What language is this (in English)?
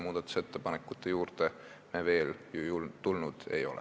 Estonian